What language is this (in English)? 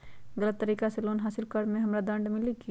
Magahi